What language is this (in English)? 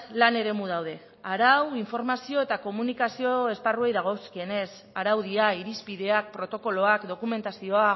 Basque